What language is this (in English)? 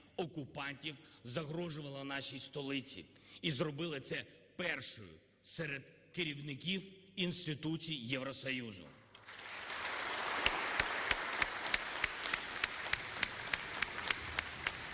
Ukrainian